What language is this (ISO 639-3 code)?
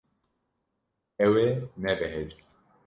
kur